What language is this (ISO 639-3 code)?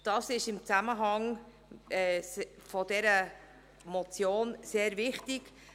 gsw